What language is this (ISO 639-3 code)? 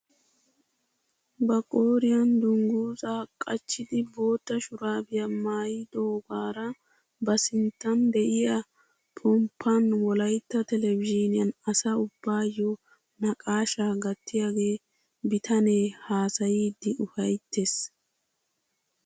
wal